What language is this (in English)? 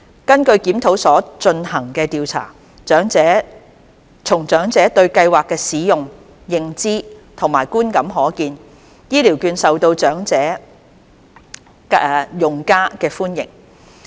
Cantonese